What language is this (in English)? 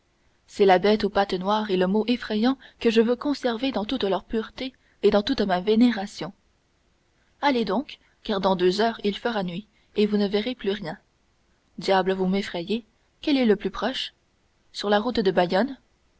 French